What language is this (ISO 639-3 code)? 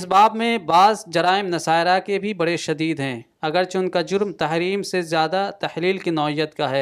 urd